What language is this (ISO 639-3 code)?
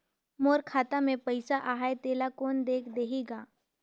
hne